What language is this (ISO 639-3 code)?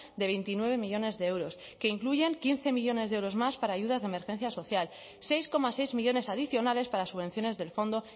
spa